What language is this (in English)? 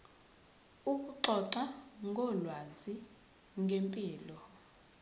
Zulu